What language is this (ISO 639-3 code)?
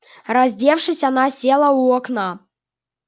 rus